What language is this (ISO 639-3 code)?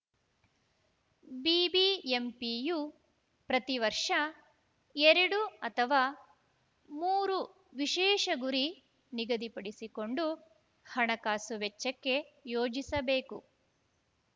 kan